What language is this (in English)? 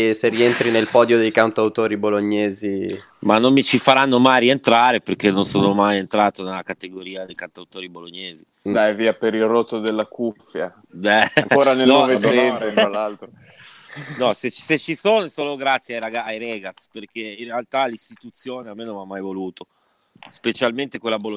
Italian